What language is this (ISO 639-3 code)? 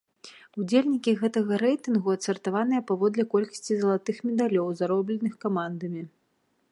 bel